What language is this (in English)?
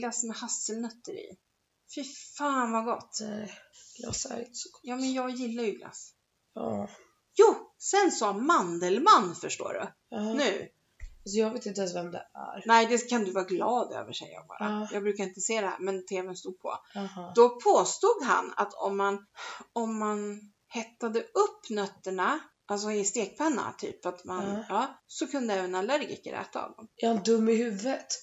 Swedish